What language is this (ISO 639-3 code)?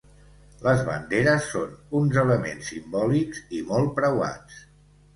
cat